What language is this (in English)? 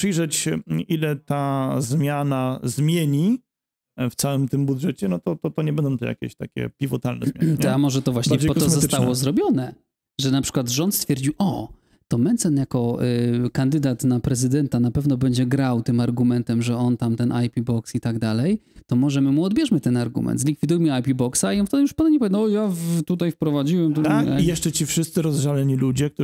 Polish